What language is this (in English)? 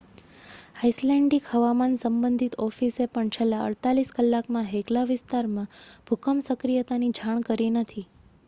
Gujarati